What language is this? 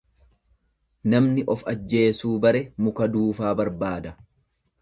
Oromo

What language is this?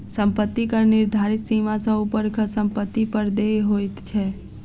Maithili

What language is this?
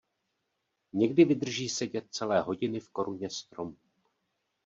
Czech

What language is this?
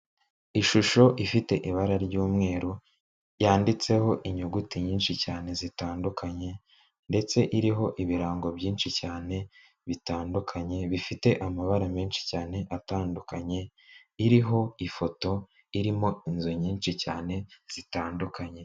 Kinyarwanda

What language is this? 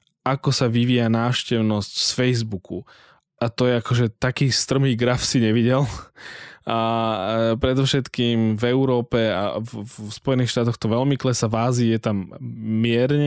Slovak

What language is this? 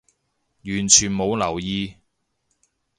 Cantonese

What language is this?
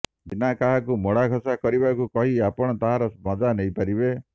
Odia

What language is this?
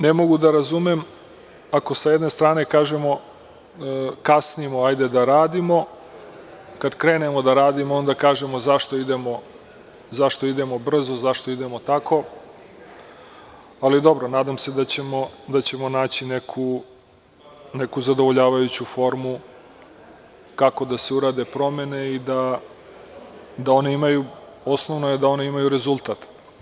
Serbian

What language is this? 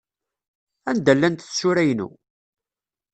Kabyle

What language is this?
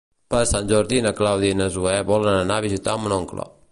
Catalan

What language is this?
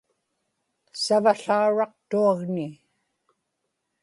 Inupiaq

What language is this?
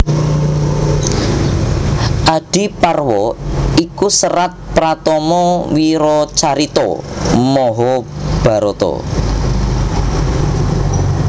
Javanese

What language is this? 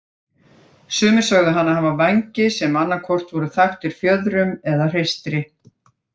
Icelandic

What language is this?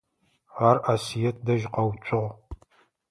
Adyghe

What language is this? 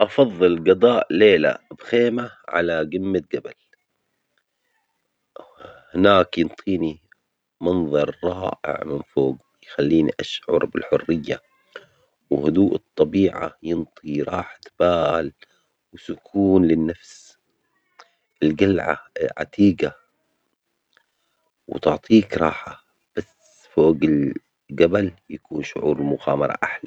Omani Arabic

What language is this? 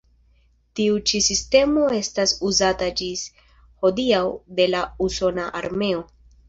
Esperanto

